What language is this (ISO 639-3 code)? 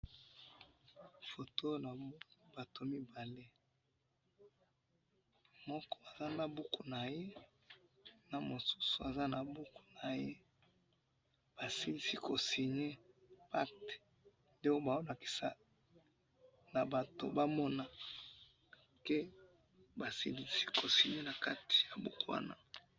lin